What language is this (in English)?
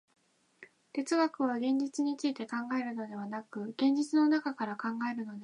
Japanese